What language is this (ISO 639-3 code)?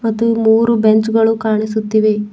kan